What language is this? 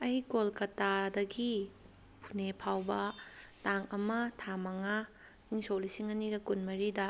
Manipuri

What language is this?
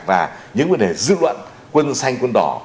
Vietnamese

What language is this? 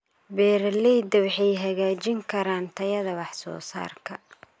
Somali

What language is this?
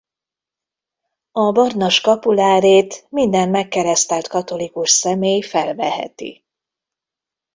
Hungarian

